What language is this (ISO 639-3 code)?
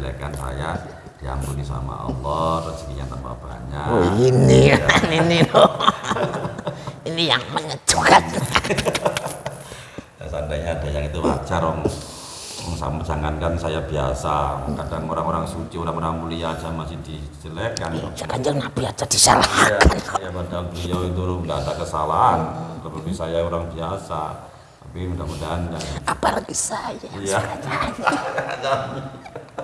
ind